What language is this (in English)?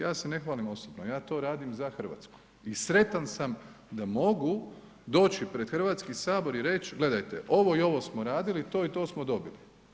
Croatian